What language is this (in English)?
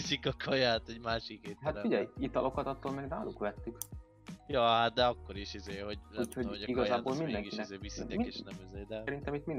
Hungarian